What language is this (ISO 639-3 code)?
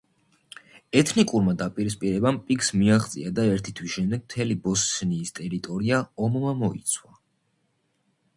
kat